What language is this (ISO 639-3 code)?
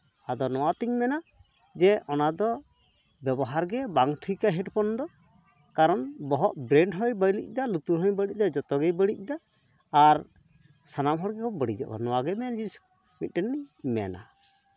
sat